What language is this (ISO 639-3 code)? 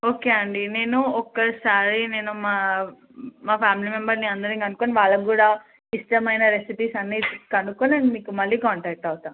tel